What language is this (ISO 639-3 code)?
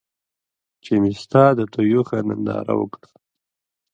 pus